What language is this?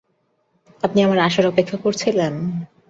Bangla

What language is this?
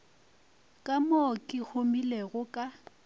Northern Sotho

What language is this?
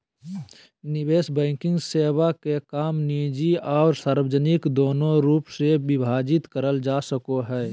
Magahi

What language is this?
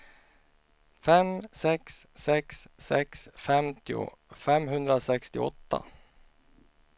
Swedish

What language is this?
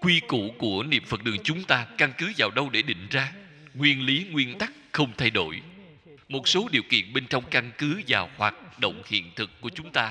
Vietnamese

